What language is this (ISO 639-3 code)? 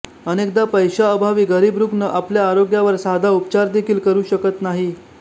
mar